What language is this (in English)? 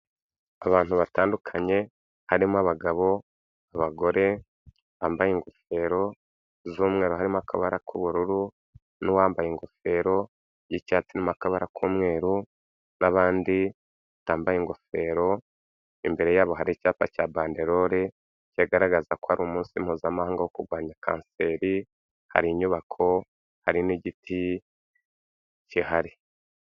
Kinyarwanda